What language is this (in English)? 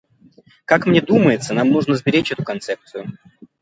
Russian